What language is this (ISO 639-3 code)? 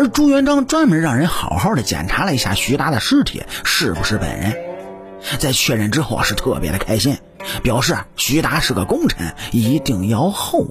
zho